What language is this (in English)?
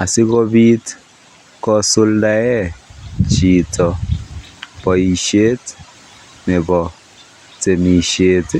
Kalenjin